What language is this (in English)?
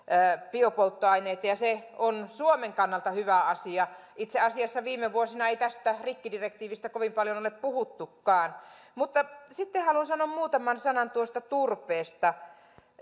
Finnish